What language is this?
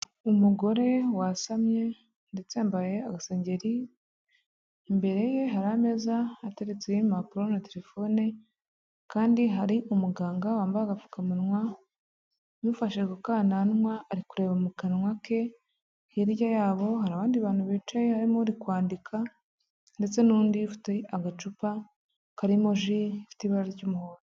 Kinyarwanda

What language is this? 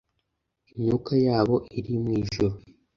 Kinyarwanda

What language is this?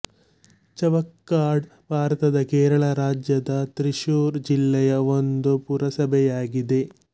Kannada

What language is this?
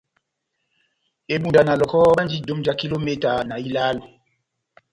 Batanga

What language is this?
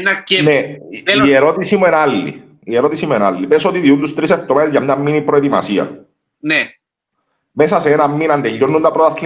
Greek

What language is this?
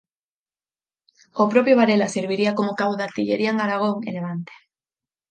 Galician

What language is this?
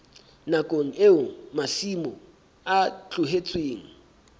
Southern Sotho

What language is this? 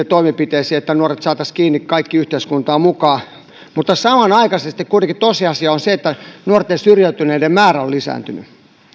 Finnish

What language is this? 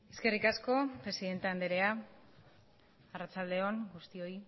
Basque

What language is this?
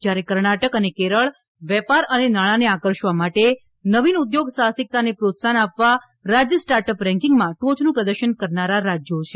Gujarati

